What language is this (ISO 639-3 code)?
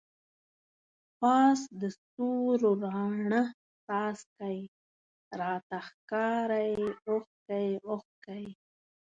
pus